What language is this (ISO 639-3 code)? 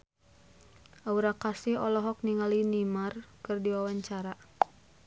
sun